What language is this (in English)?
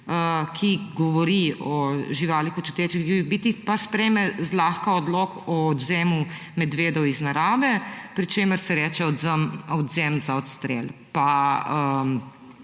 Slovenian